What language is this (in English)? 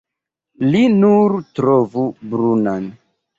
Esperanto